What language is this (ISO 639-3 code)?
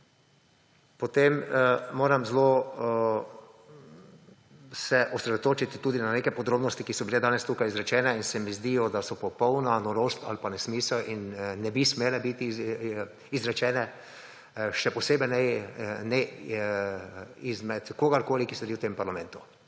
slv